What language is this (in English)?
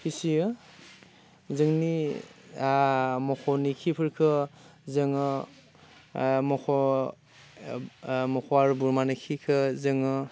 Bodo